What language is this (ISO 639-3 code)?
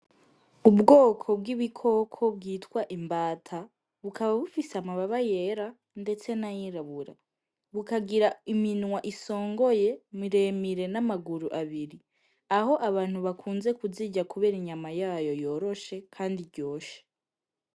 run